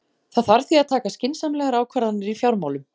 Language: Icelandic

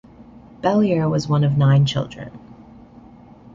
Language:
English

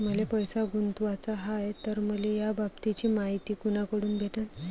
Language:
Marathi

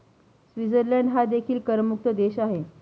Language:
Marathi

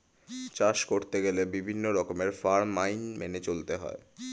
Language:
Bangla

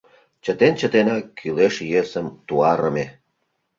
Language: Mari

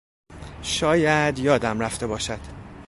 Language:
Persian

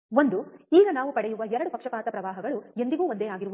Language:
Kannada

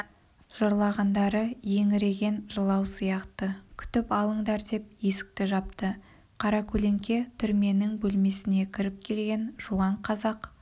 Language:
Kazakh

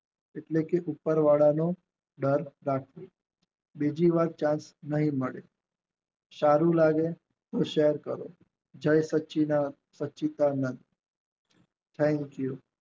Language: Gujarati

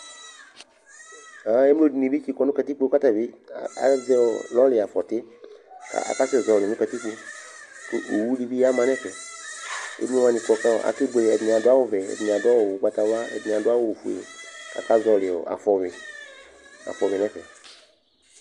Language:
Ikposo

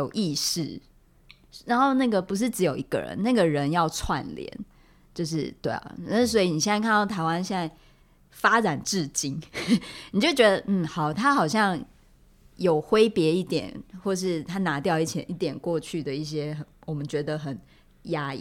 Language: Chinese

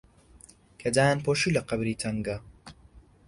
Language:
Central Kurdish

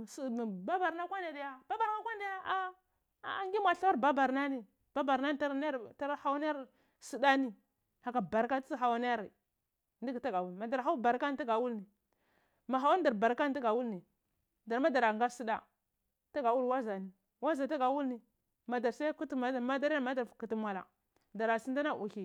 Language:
Cibak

